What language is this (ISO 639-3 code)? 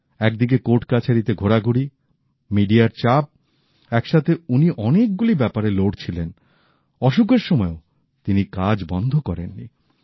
ben